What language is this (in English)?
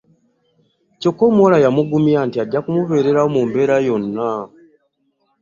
Ganda